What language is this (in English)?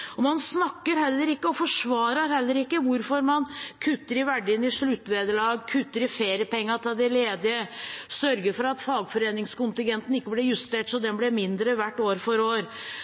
Norwegian Bokmål